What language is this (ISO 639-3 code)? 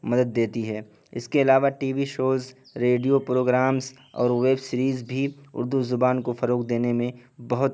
urd